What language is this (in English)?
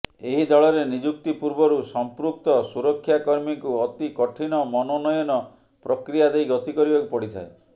Odia